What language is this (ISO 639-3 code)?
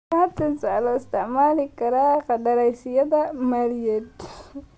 som